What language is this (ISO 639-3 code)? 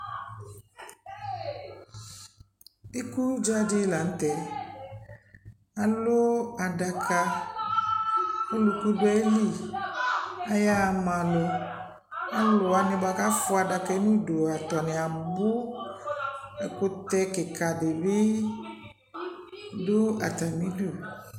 kpo